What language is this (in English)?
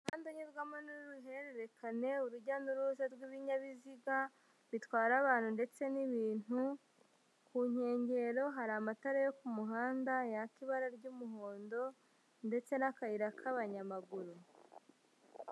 Kinyarwanda